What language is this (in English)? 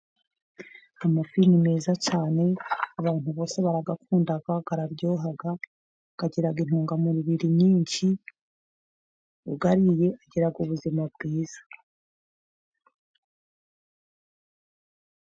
Kinyarwanda